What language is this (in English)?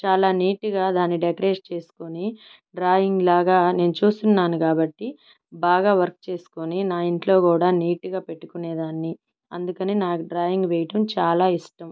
Telugu